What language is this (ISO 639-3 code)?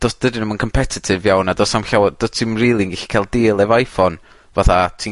cym